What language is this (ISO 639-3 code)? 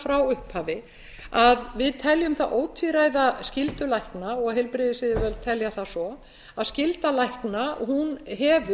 isl